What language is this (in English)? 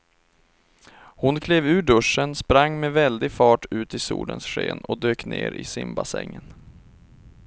Swedish